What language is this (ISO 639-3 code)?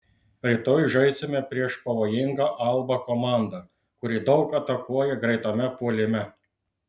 lit